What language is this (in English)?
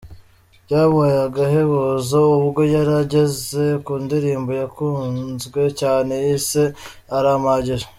Kinyarwanda